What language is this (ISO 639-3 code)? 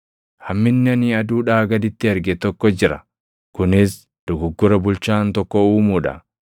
orm